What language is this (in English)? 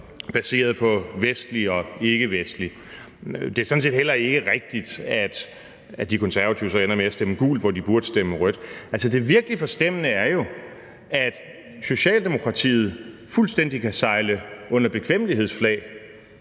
Danish